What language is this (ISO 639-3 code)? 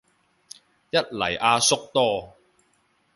yue